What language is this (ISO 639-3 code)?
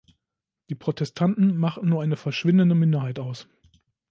deu